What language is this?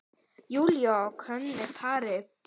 Icelandic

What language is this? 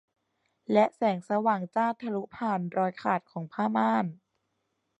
Thai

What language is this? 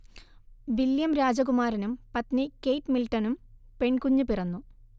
Malayalam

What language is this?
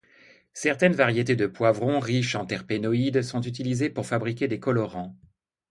French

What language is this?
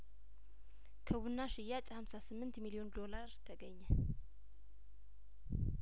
Amharic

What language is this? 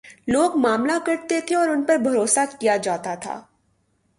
Urdu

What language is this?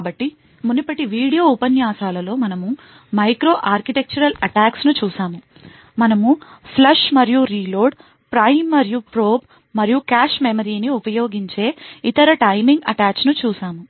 Telugu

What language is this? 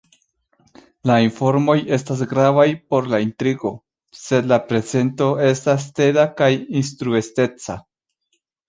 Esperanto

